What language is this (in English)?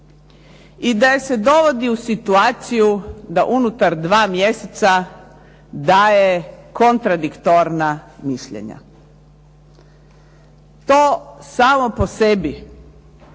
Croatian